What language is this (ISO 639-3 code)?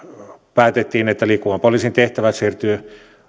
fin